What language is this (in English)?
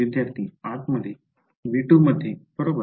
Marathi